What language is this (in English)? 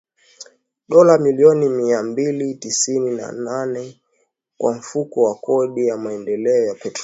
Swahili